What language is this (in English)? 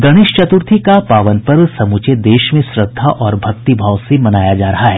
Hindi